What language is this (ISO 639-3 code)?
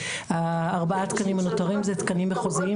heb